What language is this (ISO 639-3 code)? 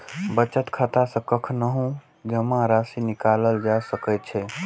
mai